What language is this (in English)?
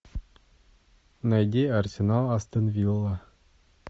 Russian